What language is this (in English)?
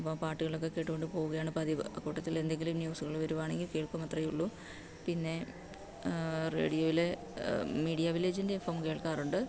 Malayalam